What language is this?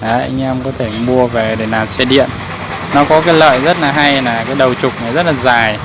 Vietnamese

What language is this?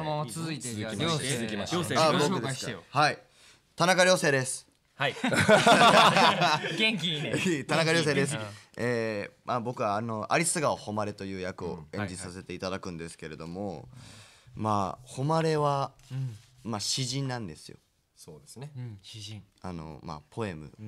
Japanese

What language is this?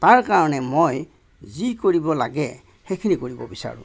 Assamese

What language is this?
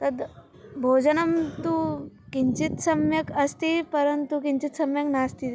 Sanskrit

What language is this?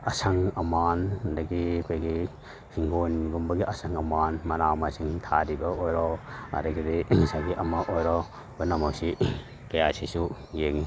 Manipuri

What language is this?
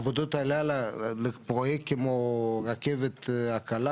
Hebrew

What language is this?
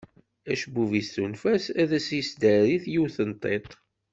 Kabyle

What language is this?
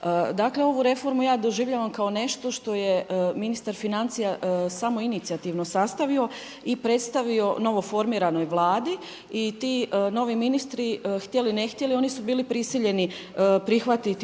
Croatian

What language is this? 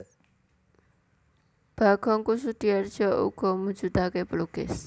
Javanese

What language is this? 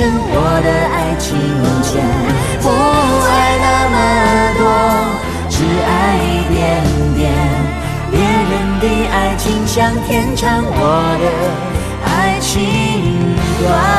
Chinese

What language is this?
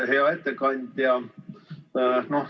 Estonian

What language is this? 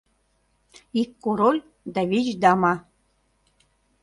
Mari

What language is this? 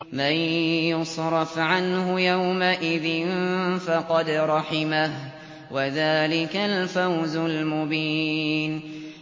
Arabic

